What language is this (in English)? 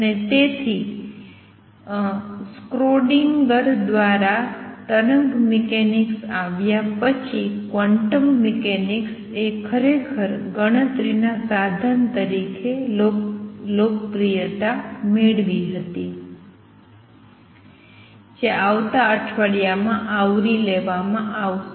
Gujarati